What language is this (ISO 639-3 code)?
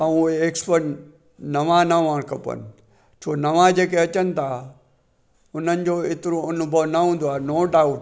snd